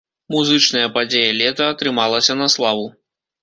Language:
Belarusian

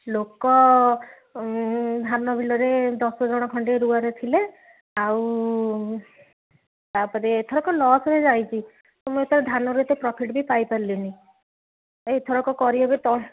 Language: Odia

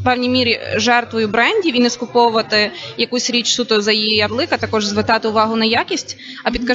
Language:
Ukrainian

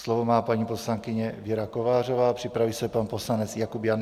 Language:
Czech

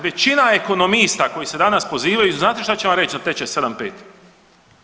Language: Croatian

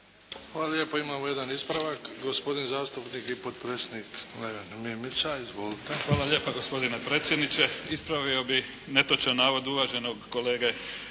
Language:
Croatian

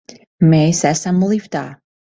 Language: Latvian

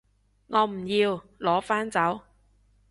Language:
Cantonese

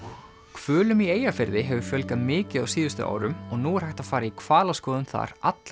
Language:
Icelandic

